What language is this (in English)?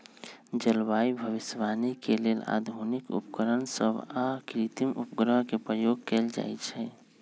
Magahi